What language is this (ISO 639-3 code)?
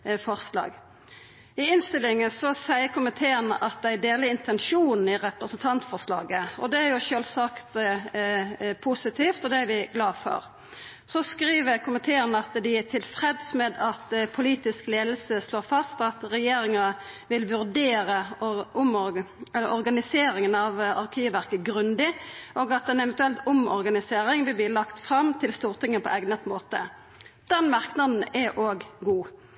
nno